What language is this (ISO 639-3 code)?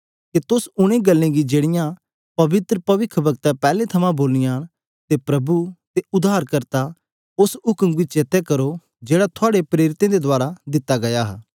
doi